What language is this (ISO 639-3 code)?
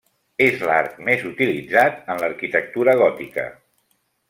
cat